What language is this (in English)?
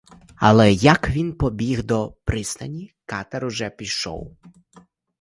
Ukrainian